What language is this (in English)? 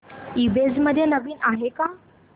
Marathi